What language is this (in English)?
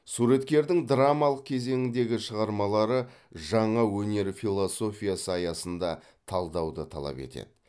Kazakh